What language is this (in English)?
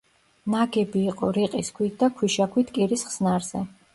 Georgian